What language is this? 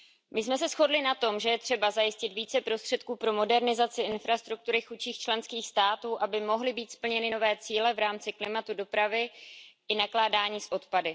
Czech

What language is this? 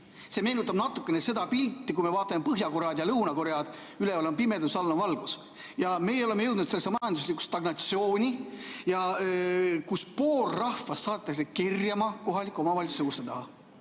Estonian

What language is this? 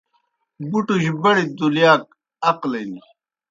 Kohistani Shina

